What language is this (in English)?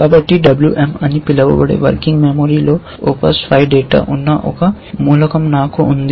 Telugu